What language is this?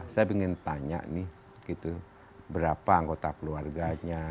Indonesian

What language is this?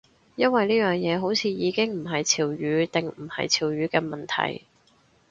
Cantonese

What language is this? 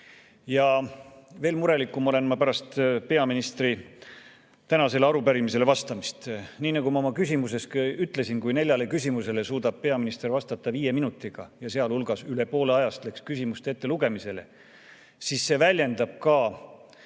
Estonian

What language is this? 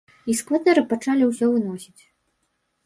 Belarusian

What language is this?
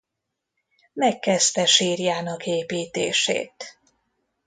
Hungarian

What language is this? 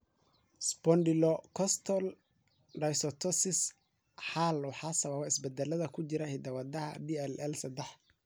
Somali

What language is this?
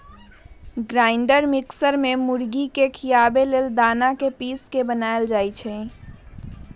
Magahi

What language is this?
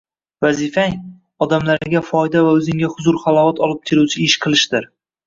Uzbek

